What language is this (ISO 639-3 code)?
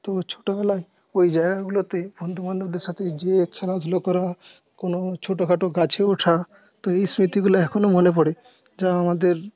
ben